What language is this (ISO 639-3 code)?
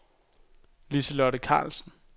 dan